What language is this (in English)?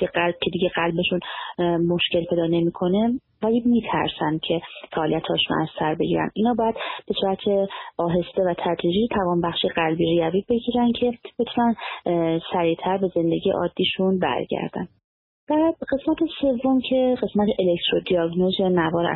Persian